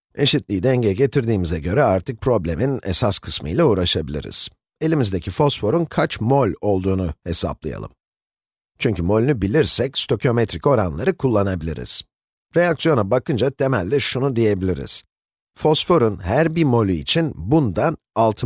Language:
Turkish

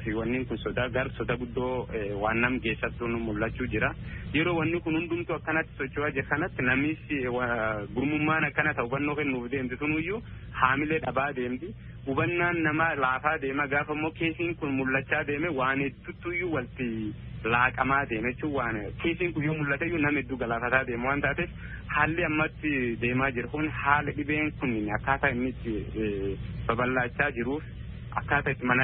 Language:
Indonesian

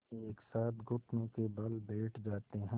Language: Hindi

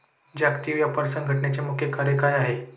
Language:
Marathi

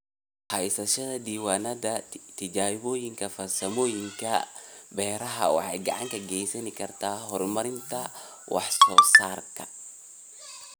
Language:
Somali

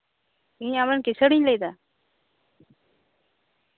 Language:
Santali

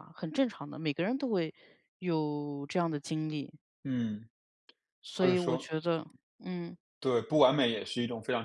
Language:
Chinese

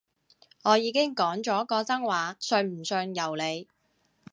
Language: Cantonese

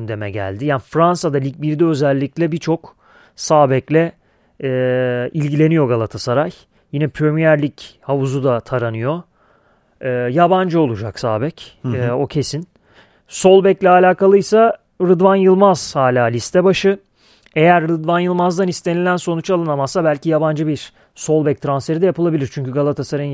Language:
Turkish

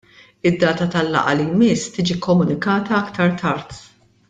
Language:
Maltese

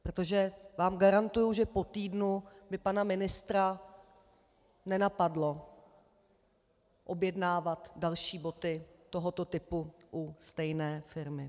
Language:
Czech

